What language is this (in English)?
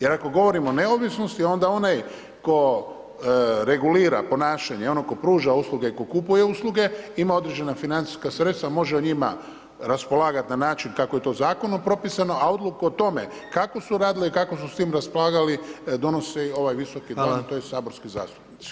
Croatian